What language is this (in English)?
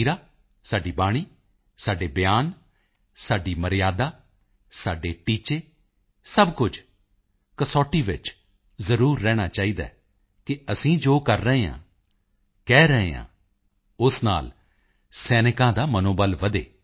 Punjabi